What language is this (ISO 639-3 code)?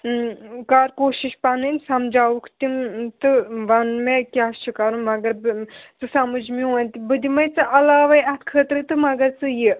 kas